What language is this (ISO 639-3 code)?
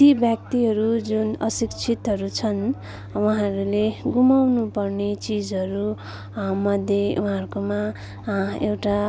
nep